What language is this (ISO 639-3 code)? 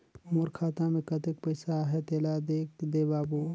hne